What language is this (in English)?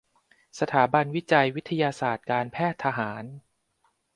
Thai